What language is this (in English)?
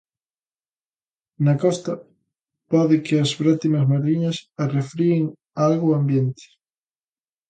Galician